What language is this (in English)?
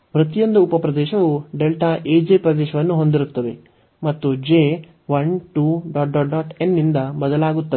Kannada